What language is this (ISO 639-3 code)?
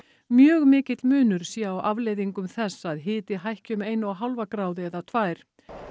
isl